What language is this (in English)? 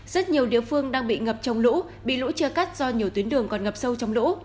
Vietnamese